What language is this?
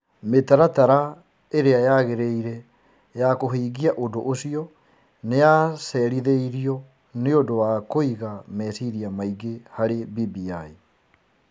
Kikuyu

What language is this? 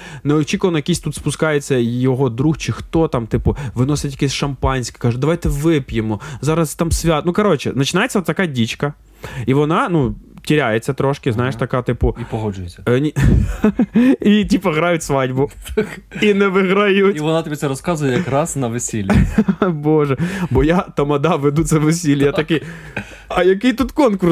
Ukrainian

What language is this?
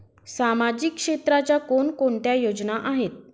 Marathi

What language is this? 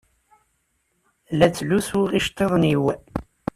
Kabyle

